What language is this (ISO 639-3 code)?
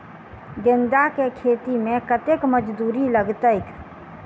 mai